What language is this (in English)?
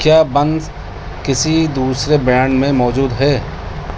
Urdu